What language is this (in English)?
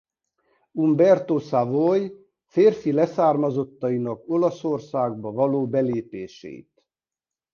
Hungarian